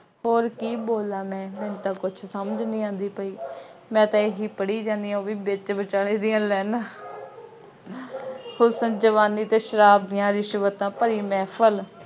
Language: Punjabi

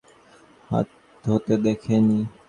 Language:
Bangla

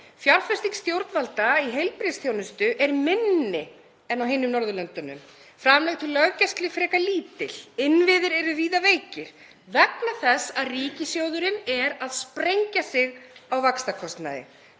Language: Icelandic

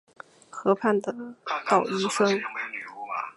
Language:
Chinese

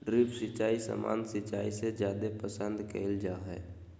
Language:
Magahi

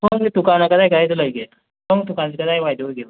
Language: Manipuri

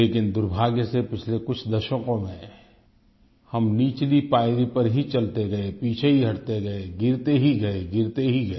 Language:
Hindi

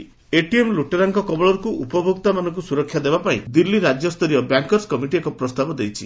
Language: Odia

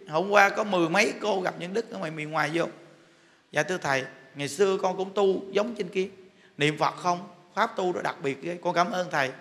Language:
Vietnamese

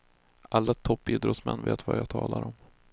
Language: Swedish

